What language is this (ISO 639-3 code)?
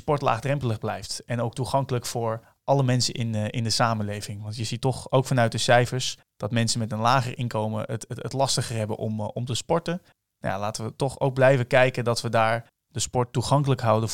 nld